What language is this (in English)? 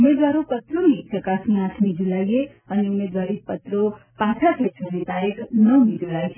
Gujarati